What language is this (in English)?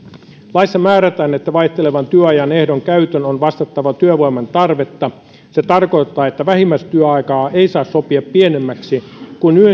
Finnish